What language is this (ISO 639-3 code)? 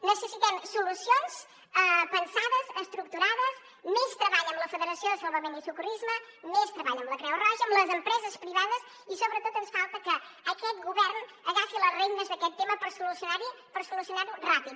cat